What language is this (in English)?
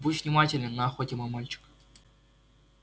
Russian